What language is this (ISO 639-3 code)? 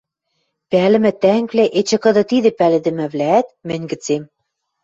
mrj